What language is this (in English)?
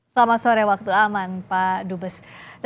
Indonesian